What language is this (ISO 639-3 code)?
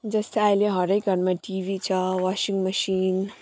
nep